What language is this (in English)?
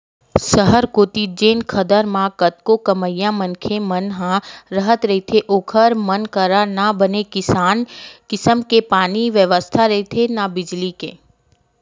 Chhattisgarhi